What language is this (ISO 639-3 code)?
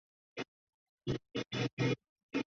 zho